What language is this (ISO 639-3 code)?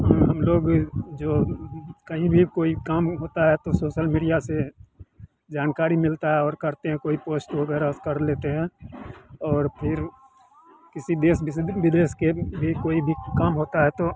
hin